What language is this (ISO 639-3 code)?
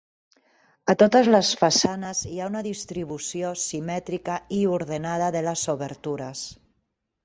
cat